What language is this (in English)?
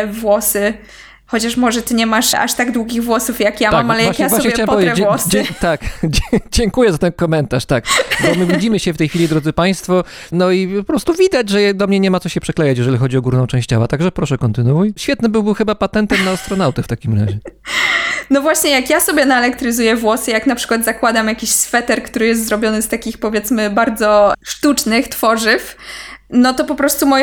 Polish